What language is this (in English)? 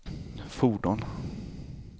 Swedish